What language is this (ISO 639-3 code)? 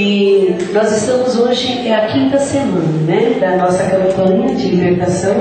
por